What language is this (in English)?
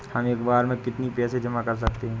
Hindi